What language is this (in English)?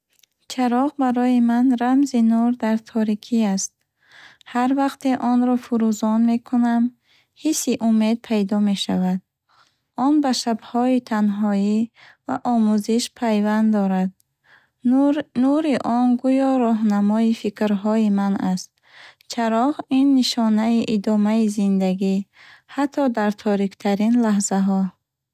Bukharic